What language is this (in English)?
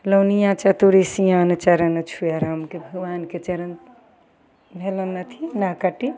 Maithili